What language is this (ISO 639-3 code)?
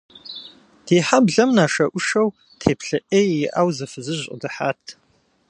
kbd